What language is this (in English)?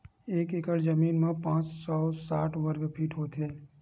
Chhattisgarhi